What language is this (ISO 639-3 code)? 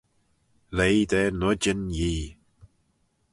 glv